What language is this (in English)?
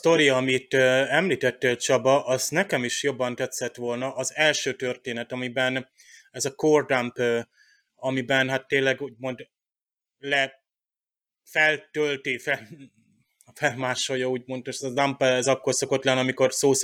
Hungarian